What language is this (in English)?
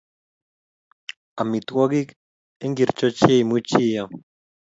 Kalenjin